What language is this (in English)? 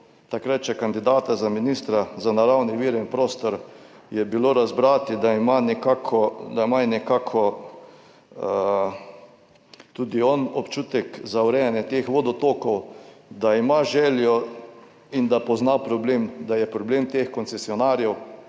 Slovenian